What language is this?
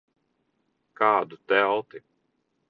Latvian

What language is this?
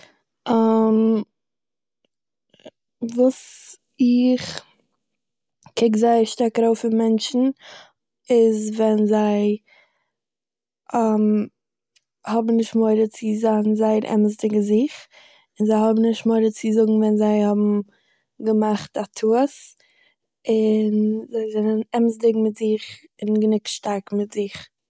Yiddish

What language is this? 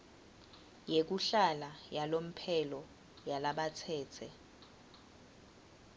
Swati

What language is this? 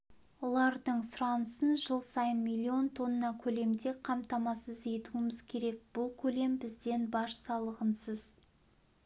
Kazakh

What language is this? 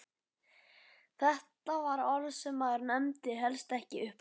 Icelandic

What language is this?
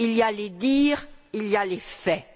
French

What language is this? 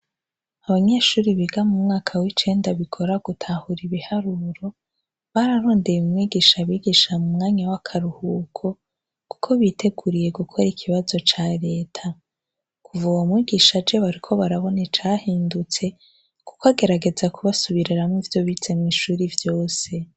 Rundi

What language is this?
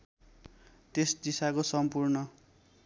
Nepali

